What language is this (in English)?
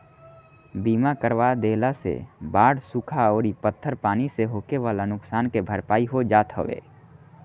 Bhojpuri